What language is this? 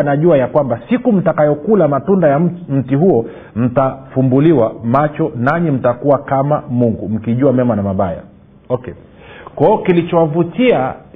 Swahili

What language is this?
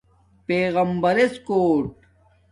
Domaaki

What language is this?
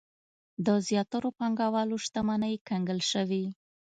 Pashto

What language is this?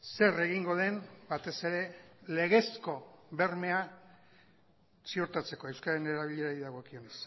Basque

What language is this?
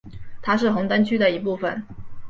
Chinese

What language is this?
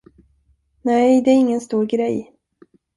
Swedish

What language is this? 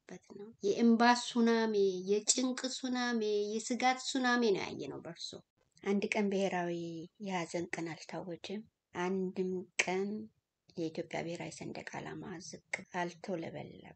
Arabic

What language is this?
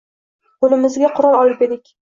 Uzbek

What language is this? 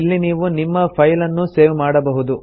Kannada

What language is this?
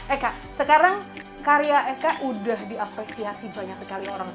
Indonesian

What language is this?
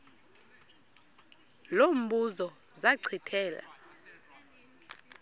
Xhosa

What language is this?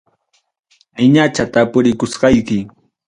Ayacucho Quechua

